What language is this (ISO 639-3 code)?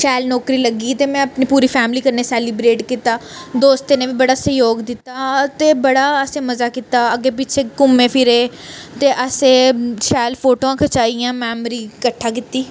doi